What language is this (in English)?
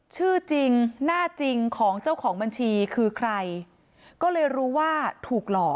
Thai